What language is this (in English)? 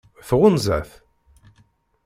Kabyle